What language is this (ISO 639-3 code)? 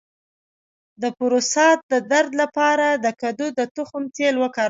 pus